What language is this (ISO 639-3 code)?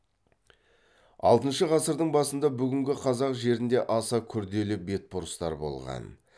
kaz